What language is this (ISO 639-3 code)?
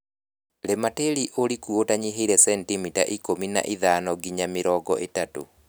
kik